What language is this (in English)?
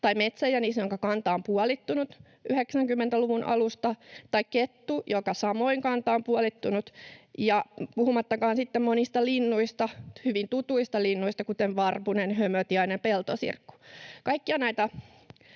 Finnish